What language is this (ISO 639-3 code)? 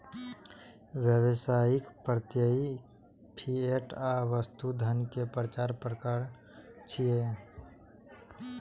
mai